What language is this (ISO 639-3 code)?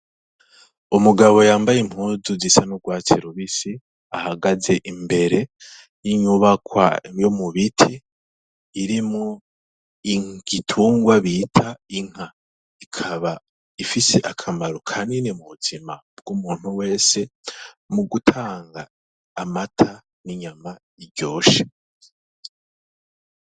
run